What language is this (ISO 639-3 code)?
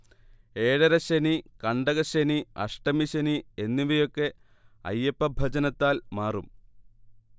mal